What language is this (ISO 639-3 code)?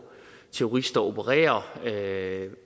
dan